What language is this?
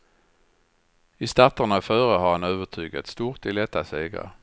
Swedish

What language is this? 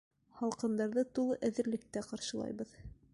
Bashkir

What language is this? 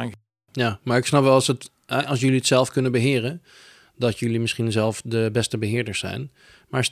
Dutch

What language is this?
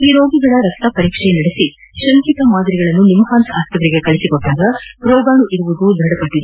Kannada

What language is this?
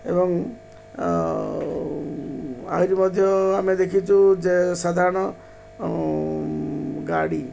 Odia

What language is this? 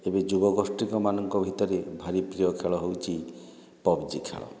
Odia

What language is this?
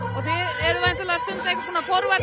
Icelandic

